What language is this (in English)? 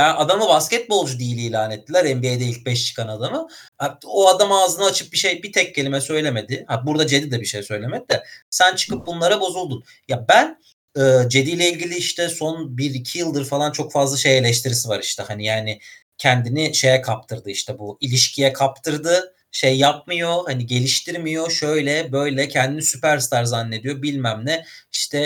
Turkish